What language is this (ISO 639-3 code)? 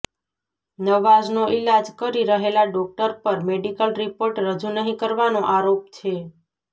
guj